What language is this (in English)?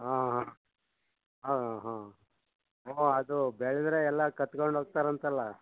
Kannada